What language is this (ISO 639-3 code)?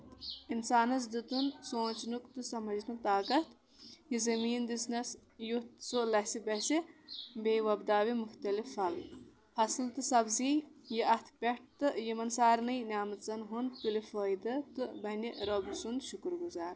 kas